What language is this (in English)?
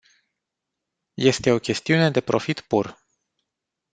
Romanian